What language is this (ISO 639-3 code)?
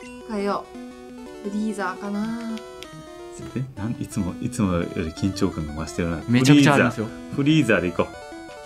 jpn